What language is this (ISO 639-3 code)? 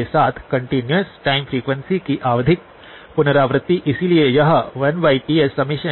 hin